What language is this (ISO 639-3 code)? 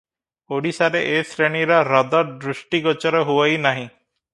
ori